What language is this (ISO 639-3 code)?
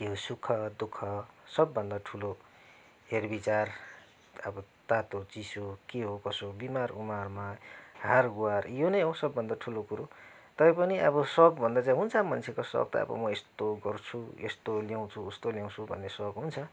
nep